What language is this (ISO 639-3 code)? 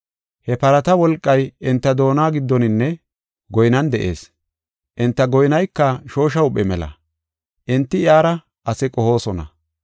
gof